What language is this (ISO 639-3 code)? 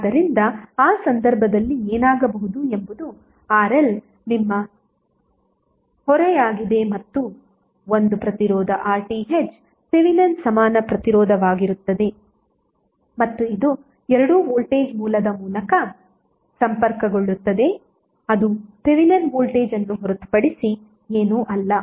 kan